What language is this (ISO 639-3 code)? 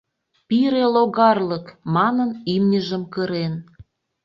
chm